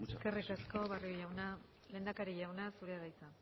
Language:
Basque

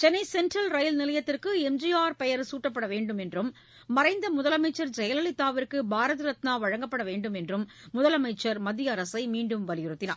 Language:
Tamil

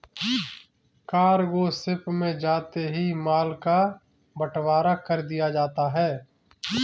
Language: Hindi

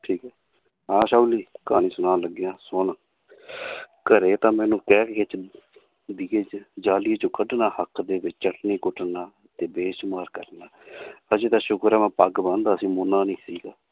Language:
Punjabi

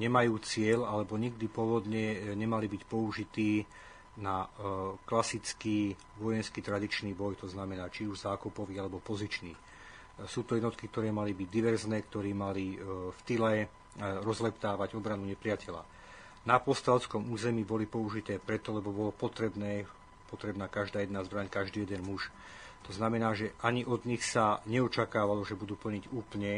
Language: Slovak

